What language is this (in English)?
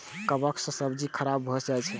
Maithili